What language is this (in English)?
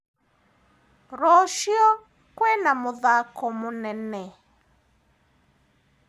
Kikuyu